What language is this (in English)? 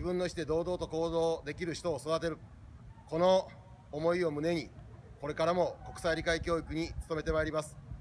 Japanese